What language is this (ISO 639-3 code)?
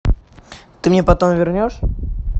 rus